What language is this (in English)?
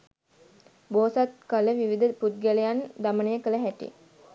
Sinhala